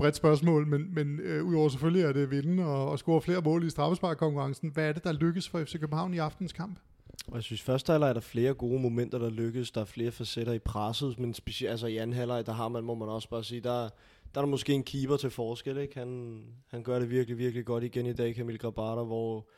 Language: Danish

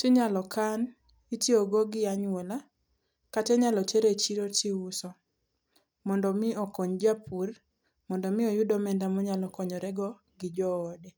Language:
Luo (Kenya and Tanzania)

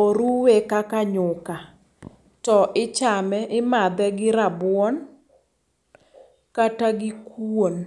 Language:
Luo (Kenya and Tanzania)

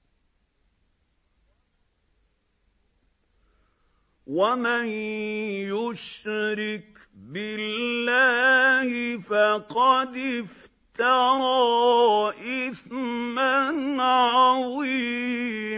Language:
Arabic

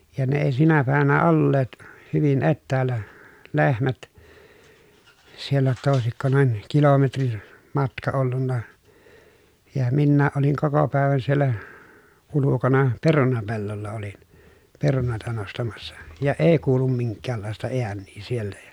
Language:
Finnish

